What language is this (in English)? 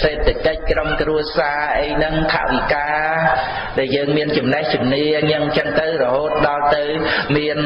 Khmer